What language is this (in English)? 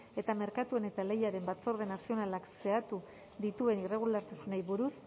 Basque